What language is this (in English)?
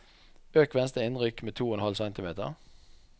Norwegian